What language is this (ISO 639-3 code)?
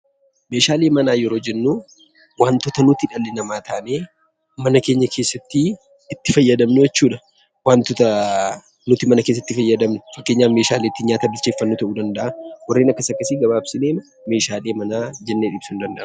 orm